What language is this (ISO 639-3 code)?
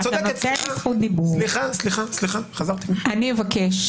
heb